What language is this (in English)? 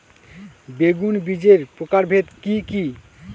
Bangla